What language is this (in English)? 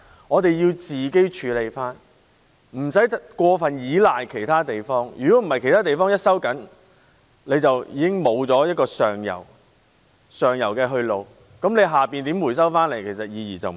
Cantonese